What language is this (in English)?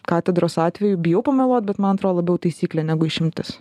Lithuanian